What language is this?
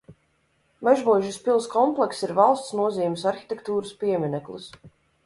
Latvian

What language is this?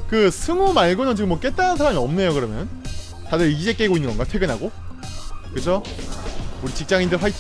Korean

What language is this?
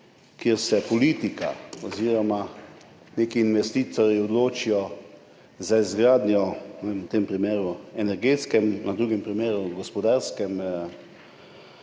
Slovenian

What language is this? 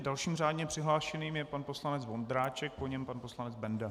Czech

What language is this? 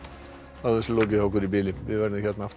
Icelandic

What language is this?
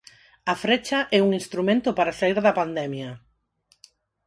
Galician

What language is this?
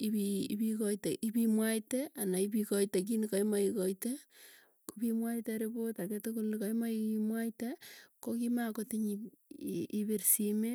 Tugen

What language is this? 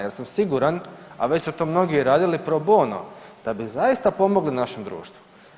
Croatian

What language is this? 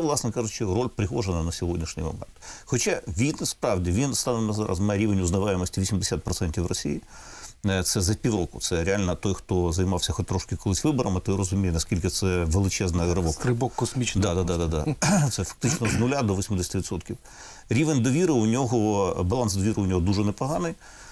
Ukrainian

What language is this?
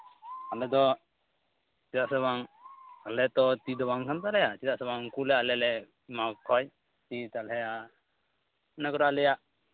Santali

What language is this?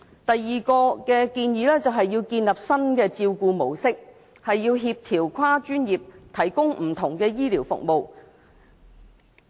Cantonese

